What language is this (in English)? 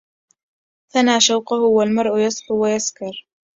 Arabic